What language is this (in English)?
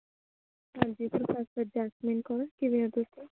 Punjabi